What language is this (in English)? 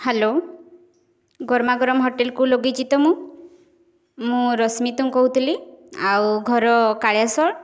Odia